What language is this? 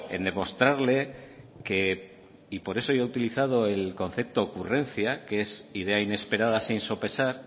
Spanish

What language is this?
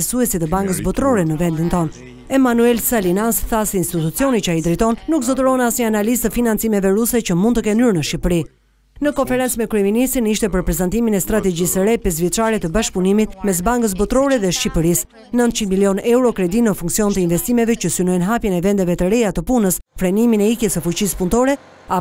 Romanian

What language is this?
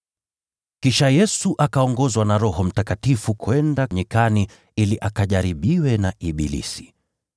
Swahili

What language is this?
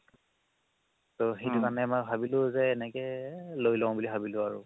Assamese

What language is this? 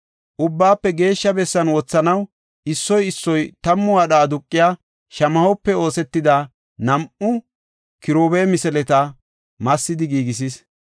Gofa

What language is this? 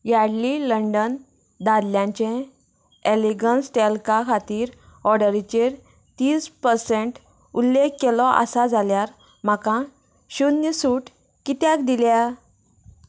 Konkani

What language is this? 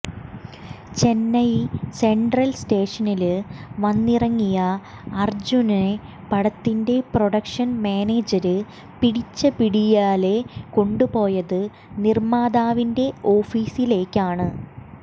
Malayalam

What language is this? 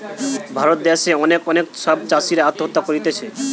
Bangla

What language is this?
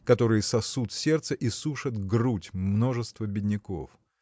Russian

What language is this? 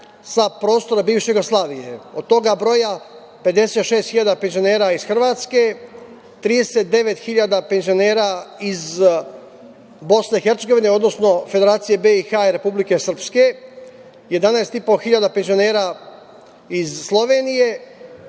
Serbian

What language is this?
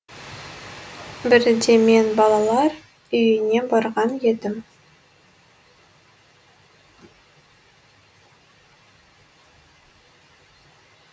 Kazakh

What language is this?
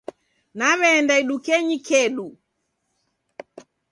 Taita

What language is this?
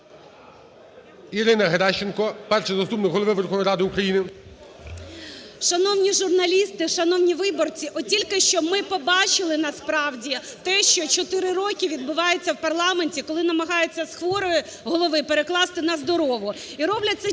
Ukrainian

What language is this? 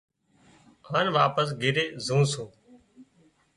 Wadiyara Koli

